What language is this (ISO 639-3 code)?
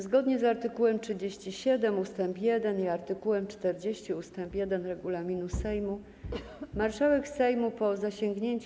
pol